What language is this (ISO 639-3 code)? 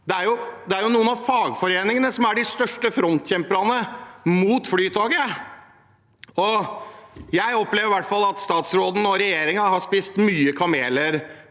nor